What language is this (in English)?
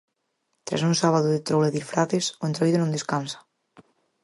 Galician